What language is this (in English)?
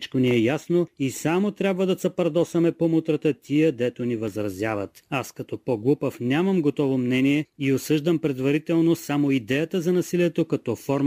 Bulgarian